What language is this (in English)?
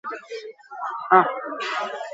Basque